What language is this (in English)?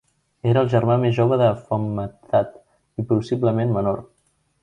Catalan